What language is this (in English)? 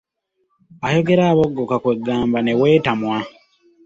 Ganda